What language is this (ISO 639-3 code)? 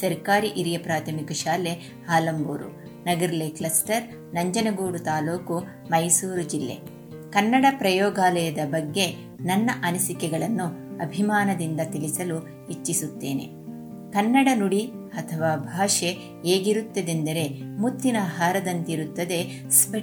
kan